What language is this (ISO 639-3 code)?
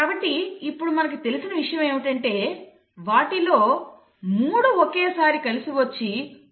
tel